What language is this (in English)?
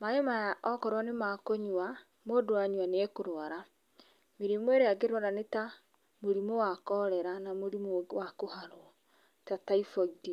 Kikuyu